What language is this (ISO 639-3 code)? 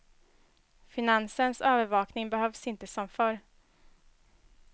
swe